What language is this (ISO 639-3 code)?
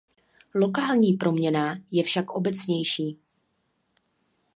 ces